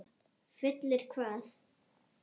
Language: Icelandic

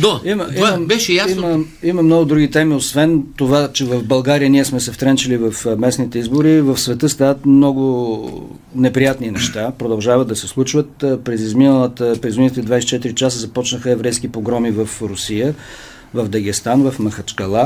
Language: Bulgarian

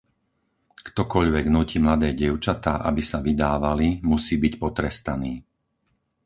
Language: Slovak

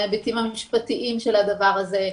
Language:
Hebrew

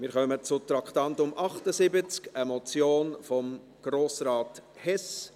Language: Swiss German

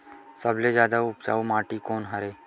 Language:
Chhattisgarhi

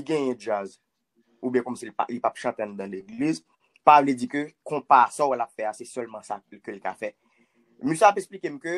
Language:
French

